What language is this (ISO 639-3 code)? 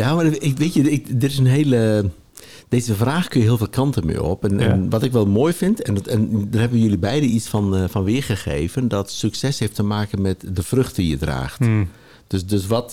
nld